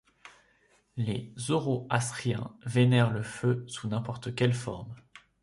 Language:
French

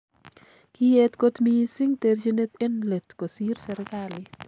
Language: Kalenjin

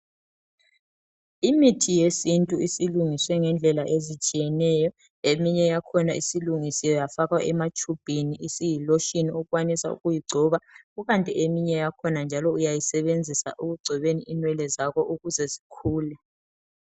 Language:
North Ndebele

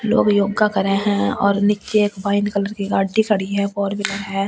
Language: Hindi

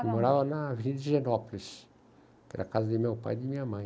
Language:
Portuguese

